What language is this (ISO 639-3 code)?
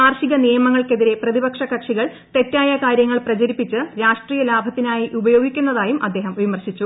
mal